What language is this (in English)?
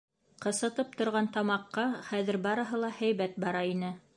Bashkir